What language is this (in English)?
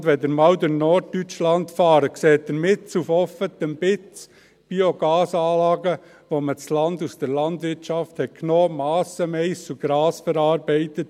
Swiss German